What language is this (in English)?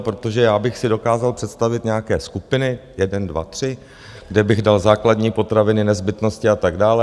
Czech